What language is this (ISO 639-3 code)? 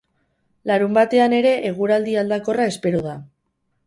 eus